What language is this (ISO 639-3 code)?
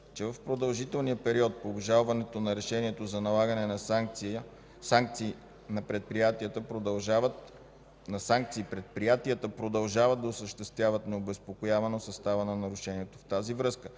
bul